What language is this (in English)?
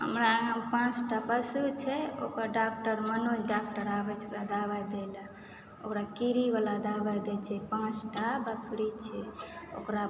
Maithili